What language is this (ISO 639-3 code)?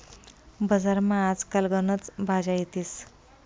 mar